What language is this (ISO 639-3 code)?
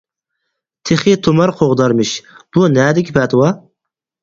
uig